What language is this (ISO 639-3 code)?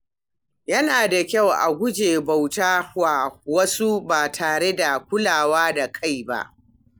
hau